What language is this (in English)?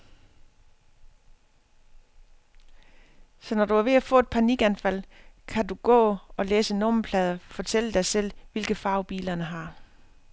Danish